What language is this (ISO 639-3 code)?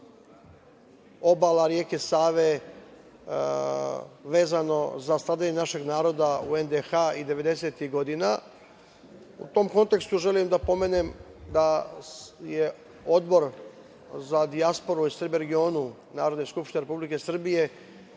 srp